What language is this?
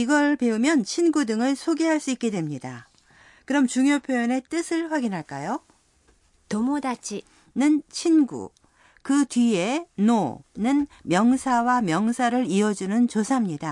Korean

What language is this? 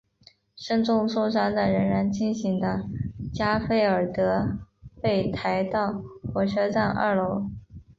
Chinese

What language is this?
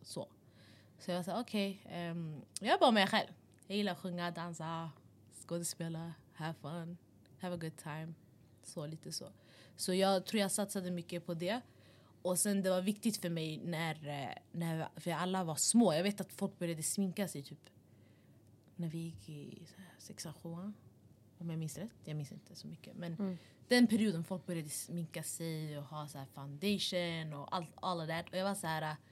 Swedish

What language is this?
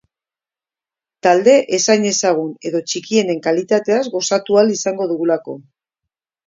Basque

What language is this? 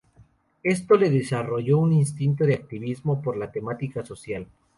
Spanish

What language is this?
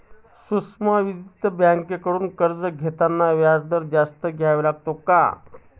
Marathi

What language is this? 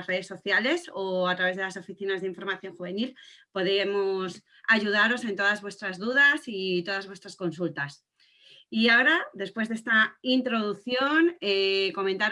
Spanish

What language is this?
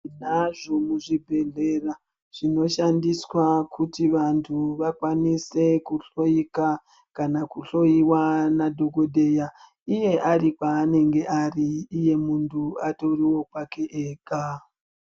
Ndau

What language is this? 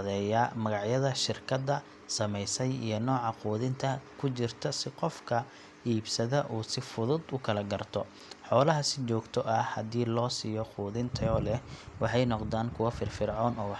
Somali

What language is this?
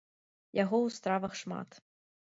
Belarusian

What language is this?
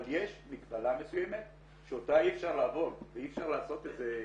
Hebrew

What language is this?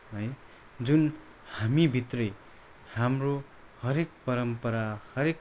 Nepali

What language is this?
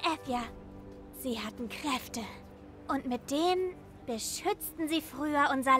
German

